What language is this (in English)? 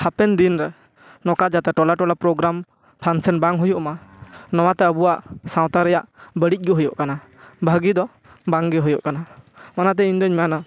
Santali